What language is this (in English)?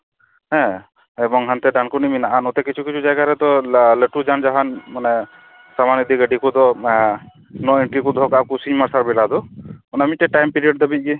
Santali